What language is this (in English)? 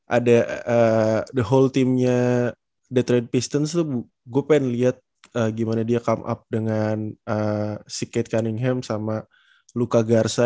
Indonesian